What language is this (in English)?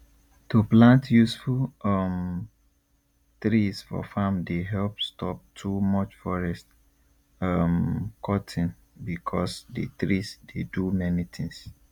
Nigerian Pidgin